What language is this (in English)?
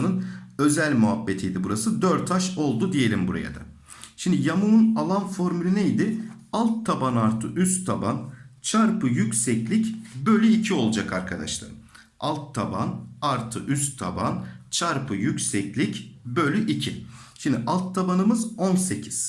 Turkish